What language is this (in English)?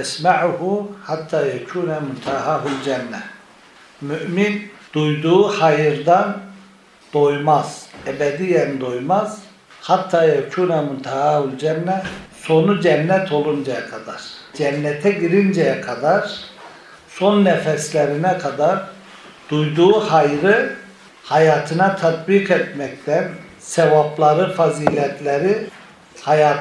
Turkish